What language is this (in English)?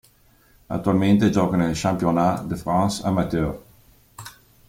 Italian